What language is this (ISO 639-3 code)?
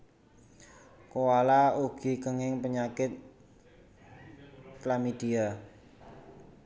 jav